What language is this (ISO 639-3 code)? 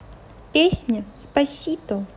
rus